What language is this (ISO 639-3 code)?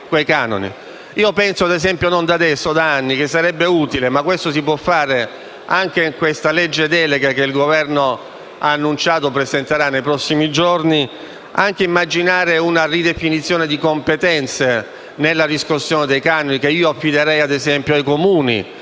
ita